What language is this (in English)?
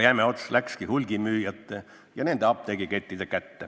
Estonian